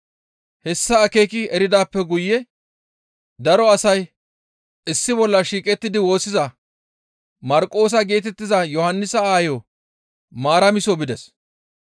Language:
Gamo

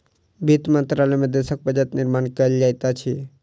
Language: Maithili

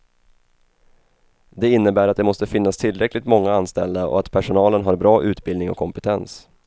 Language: Swedish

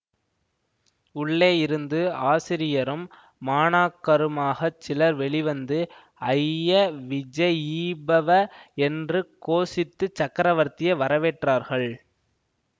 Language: Tamil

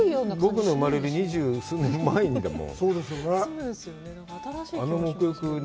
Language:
Japanese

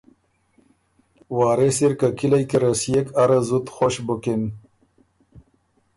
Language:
Ormuri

